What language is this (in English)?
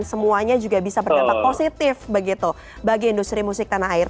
Indonesian